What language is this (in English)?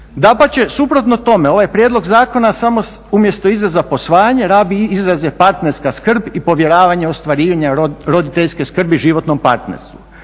Croatian